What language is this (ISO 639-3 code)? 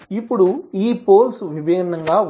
tel